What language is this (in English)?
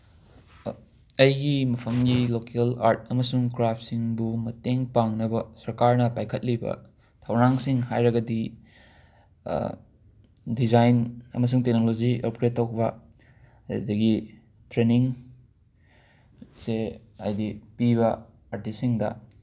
Manipuri